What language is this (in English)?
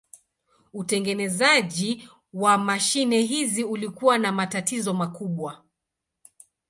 Swahili